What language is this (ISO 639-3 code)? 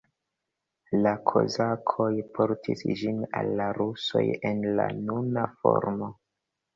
epo